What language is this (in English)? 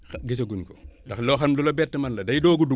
Wolof